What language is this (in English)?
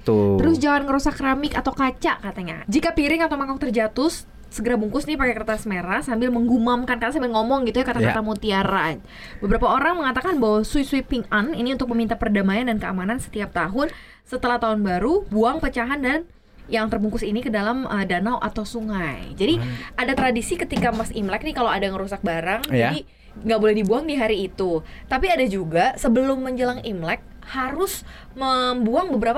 Indonesian